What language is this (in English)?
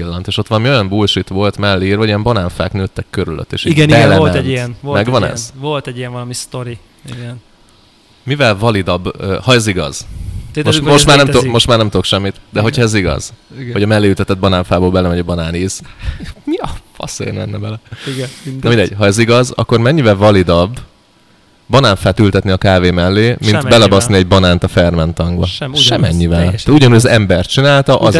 Hungarian